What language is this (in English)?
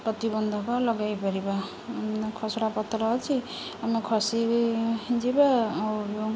Odia